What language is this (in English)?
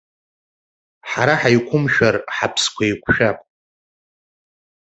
Abkhazian